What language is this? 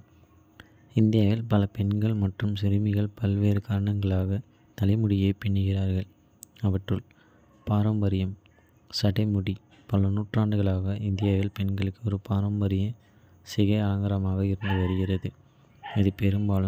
Kota (India)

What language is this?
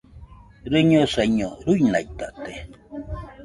Nüpode Huitoto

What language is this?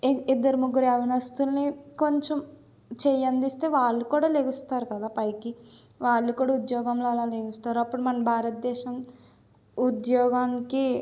Telugu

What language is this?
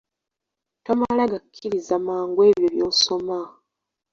Ganda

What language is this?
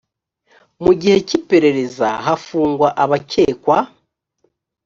Kinyarwanda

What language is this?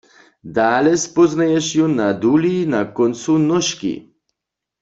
Upper Sorbian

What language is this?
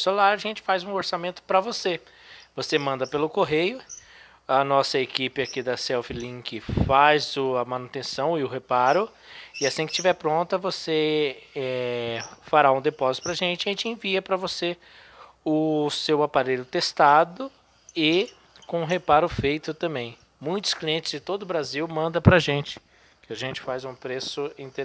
Portuguese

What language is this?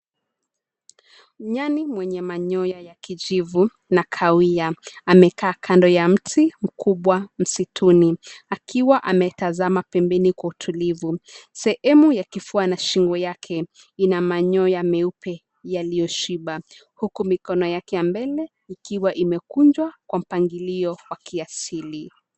Swahili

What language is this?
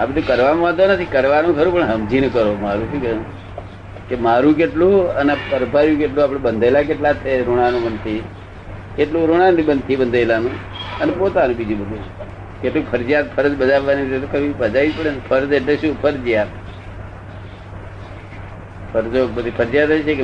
Gujarati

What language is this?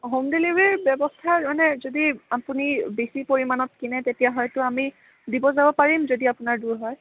Assamese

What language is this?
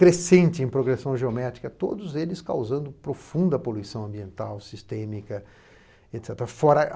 Portuguese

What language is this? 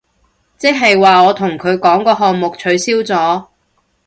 Cantonese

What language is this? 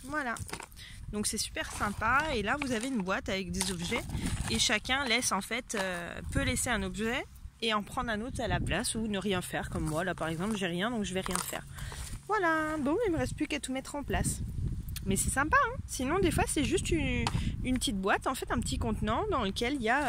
French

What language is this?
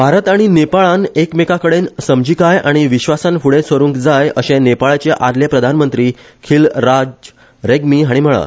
Konkani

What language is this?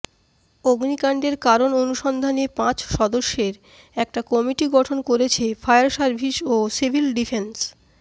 Bangla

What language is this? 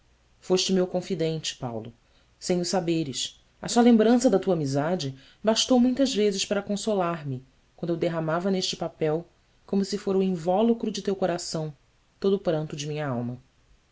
Portuguese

